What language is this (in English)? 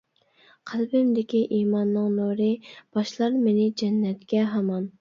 Uyghur